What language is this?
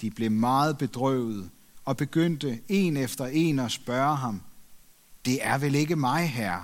Danish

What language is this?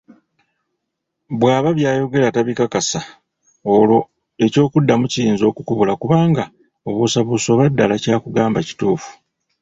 Ganda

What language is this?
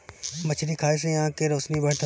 Bhojpuri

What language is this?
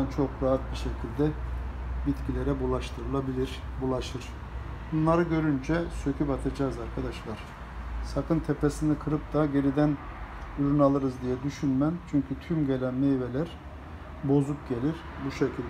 Turkish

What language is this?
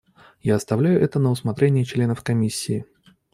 Russian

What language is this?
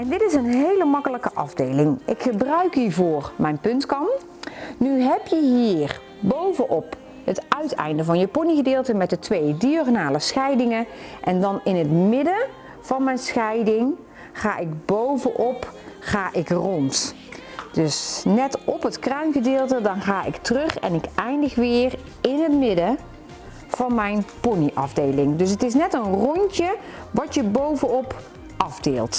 Dutch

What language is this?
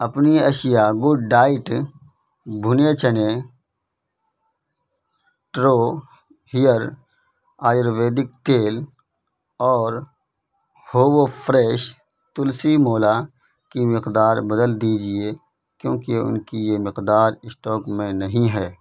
Urdu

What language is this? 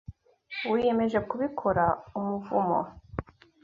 Kinyarwanda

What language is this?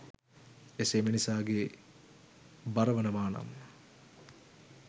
Sinhala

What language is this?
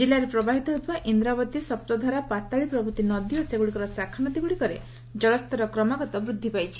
Odia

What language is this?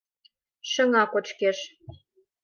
Mari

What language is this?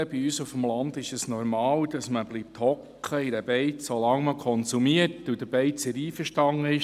Swiss German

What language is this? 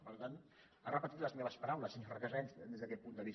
Catalan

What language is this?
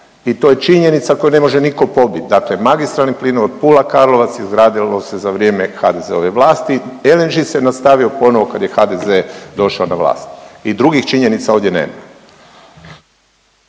Croatian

